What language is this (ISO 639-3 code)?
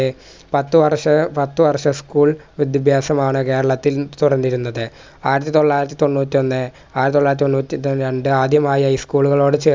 mal